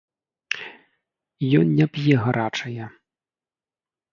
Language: Belarusian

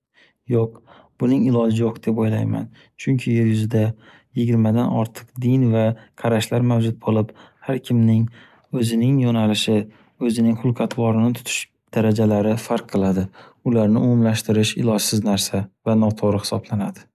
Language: Uzbek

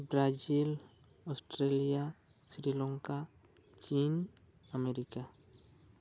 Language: Santali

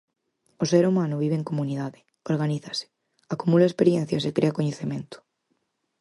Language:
Galician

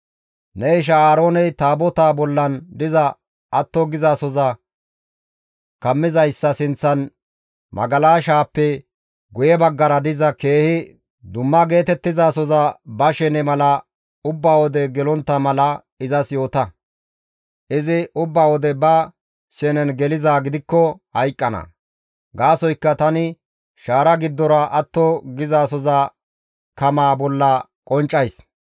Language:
Gamo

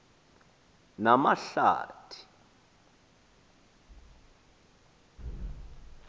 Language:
Xhosa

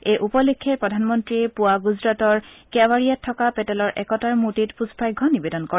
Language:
Assamese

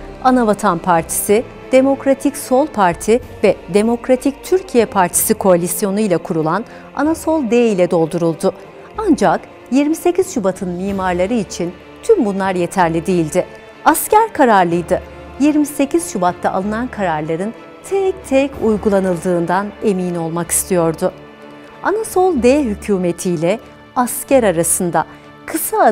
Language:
Turkish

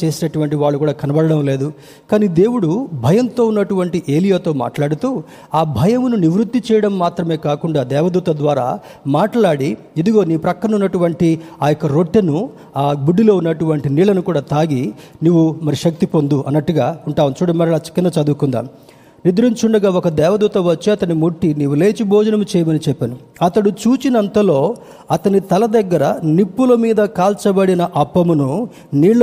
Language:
Telugu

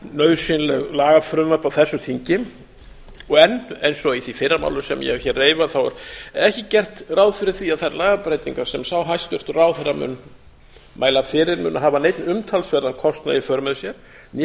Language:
Icelandic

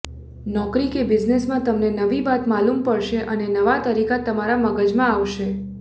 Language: Gujarati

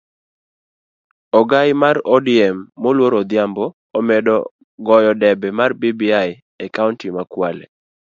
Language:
Luo (Kenya and Tanzania)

